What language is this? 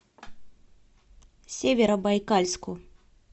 Russian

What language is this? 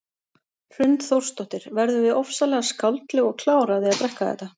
Icelandic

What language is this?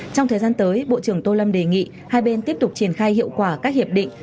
Vietnamese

